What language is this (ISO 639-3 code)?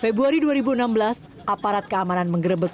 ind